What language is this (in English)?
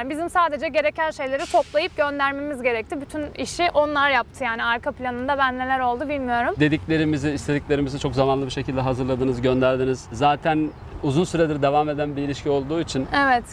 Turkish